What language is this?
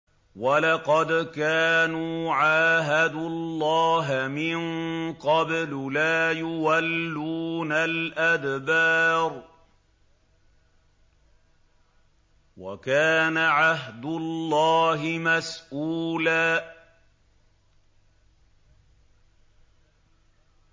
Arabic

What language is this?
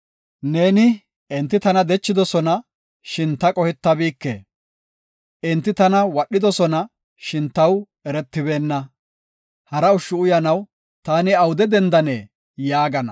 Gofa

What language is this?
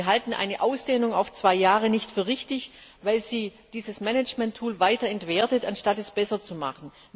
German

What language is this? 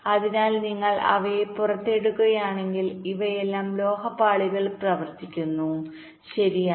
Malayalam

